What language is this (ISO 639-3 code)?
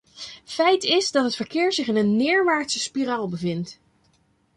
nld